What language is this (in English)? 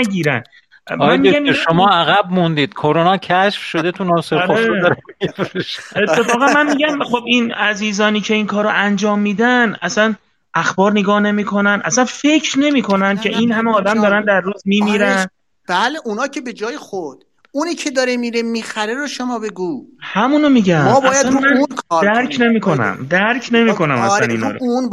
Persian